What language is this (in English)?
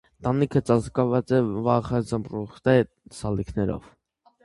Armenian